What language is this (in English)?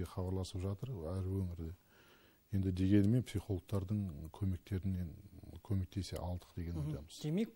Turkish